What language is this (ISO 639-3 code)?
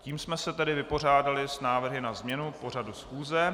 ces